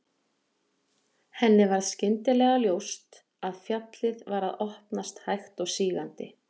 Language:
Icelandic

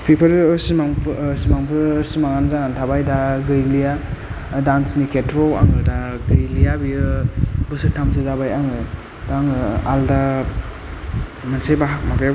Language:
Bodo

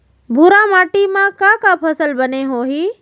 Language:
Chhattisgarhi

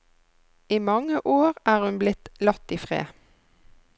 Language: Norwegian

